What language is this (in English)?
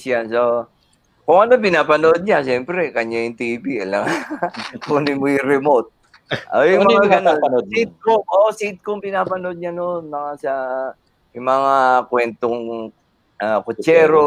Filipino